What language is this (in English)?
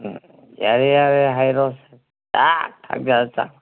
Manipuri